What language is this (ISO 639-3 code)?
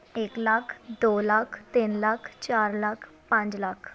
pan